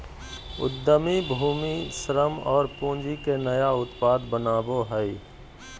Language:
Magahi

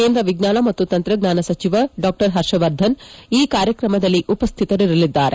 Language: Kannada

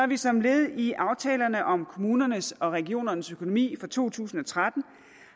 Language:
Danish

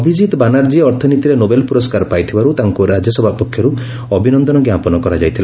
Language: Odia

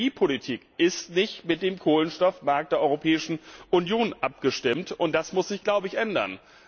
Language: German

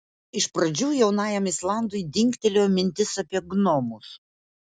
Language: Lithuanian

